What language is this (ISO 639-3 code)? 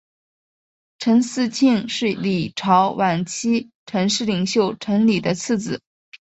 zho